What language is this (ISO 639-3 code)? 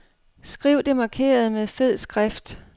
dan